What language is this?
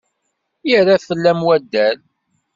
Kabyle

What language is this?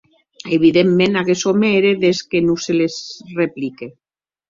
Occitan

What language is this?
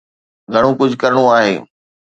Sindhi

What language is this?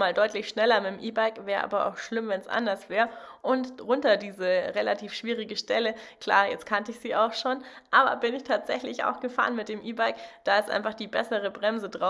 German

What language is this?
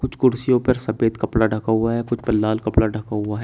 Hindi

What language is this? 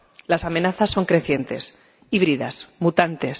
Spanish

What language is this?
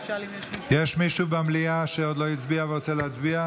Hebrew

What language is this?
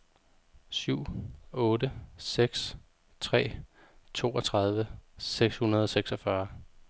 Danish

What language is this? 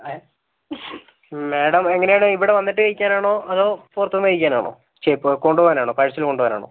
Malayalam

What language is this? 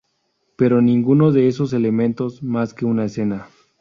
Spanish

